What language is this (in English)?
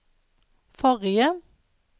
Norwegian